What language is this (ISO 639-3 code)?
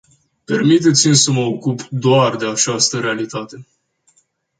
ron